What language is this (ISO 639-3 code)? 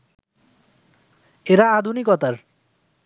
ben